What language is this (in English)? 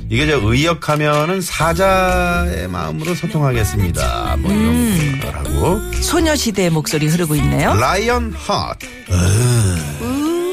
Korean